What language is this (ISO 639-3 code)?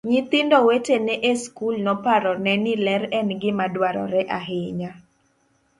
luo